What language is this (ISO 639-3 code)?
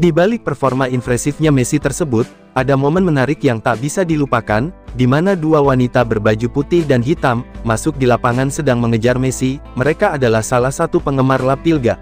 ind